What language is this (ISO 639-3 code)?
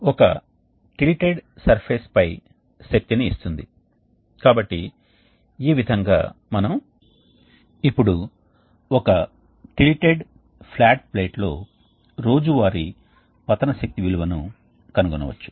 tel